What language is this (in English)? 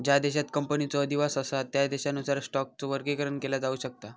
Marathi